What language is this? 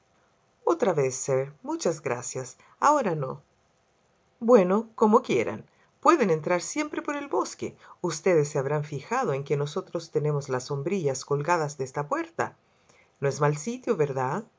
Spanish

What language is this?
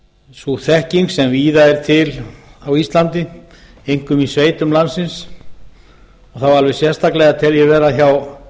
Icelandic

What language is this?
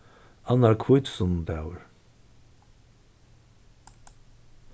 Faroese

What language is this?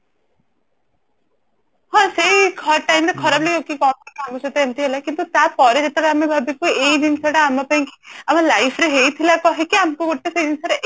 Odia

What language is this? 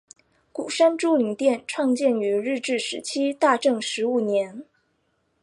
Chinese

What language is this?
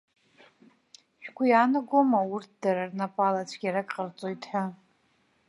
Abkhazian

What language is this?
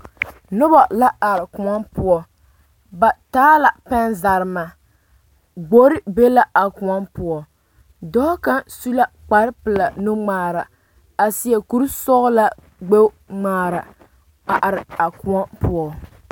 Southern Dagaare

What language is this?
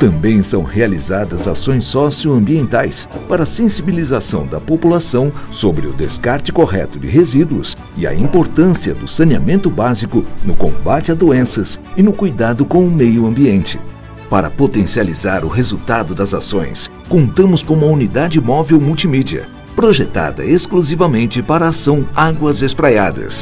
Portuguese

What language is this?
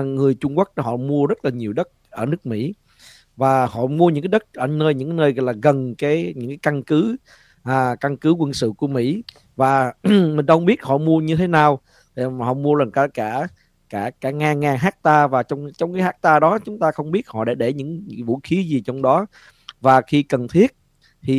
Vietnamese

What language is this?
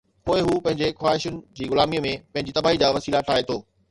Sindhi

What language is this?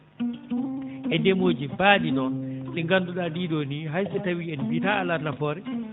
Fula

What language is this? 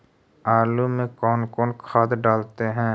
Magahi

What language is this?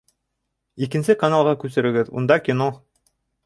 Bashkir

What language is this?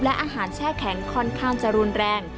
Thai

